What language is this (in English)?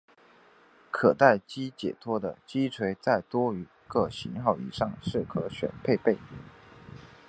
Chinese